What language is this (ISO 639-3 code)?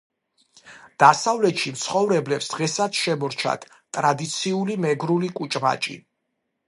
kat